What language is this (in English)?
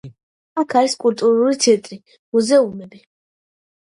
Georgian